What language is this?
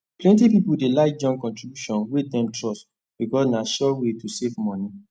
Nigerian Pidgin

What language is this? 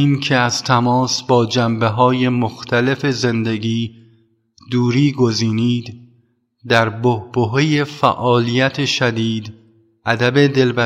Persian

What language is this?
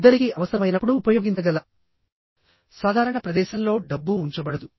Telugu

